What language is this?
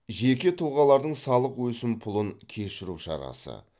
Kazakh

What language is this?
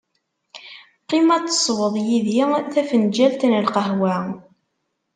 Kabyle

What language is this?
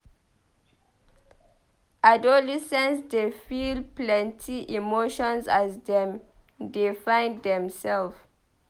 Nigerian Pidgin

